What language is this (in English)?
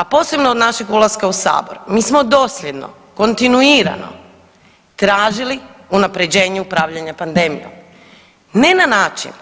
Croatian